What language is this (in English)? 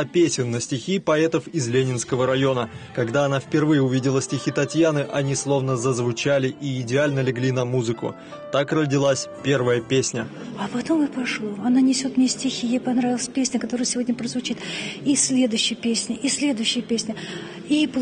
Russian